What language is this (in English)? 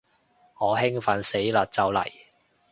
Cantonese